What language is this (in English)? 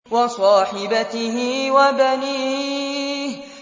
Arabic